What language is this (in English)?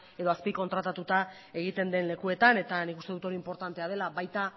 Basque